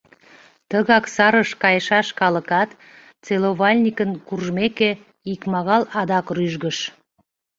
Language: Mari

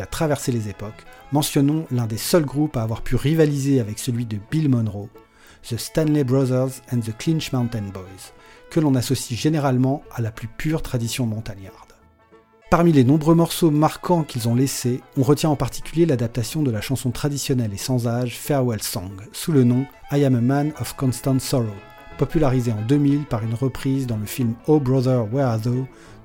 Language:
French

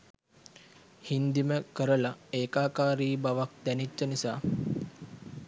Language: Sinhala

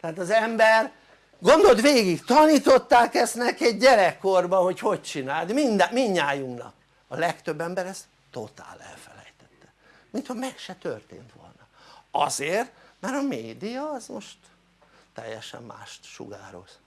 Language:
Hungarian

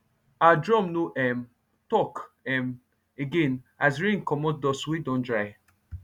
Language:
Nigerian Pidgin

